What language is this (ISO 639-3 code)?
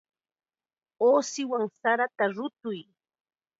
qxa